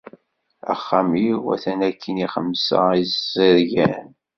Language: Kabyle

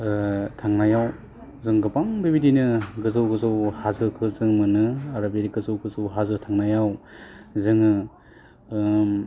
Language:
Bodo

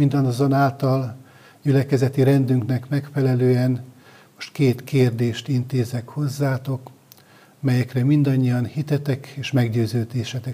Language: Hungarian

